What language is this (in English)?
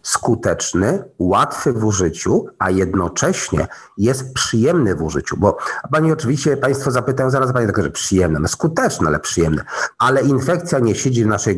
Polish